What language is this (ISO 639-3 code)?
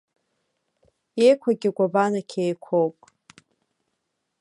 abk